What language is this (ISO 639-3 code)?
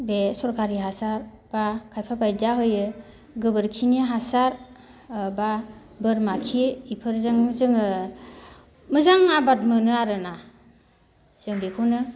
brx